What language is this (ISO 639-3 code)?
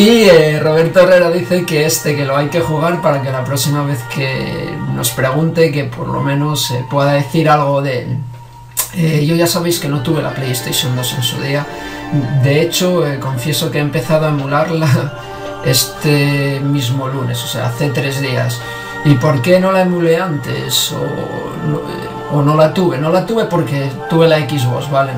spa